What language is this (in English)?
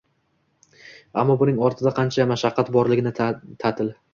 Uzbek